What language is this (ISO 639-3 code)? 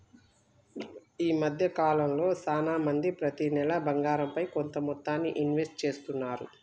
tel